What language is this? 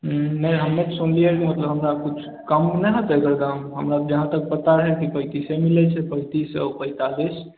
Maithili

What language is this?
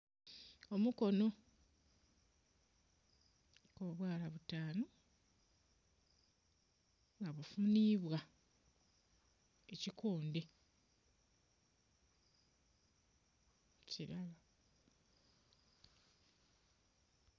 Soga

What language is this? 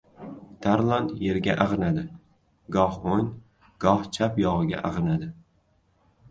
Uzbek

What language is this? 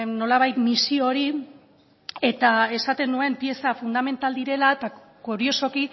Basque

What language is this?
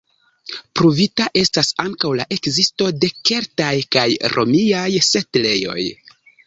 Esperanto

